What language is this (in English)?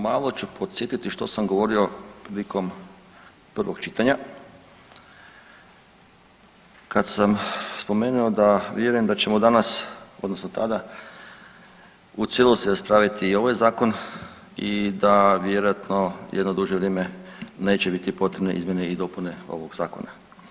Croatian